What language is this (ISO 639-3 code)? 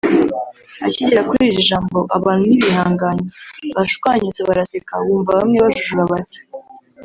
kin